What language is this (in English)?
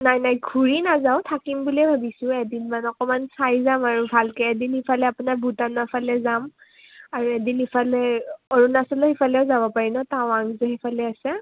Assamese